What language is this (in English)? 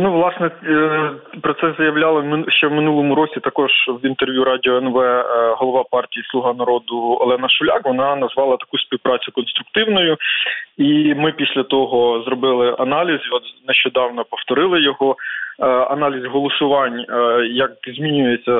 Ukrainian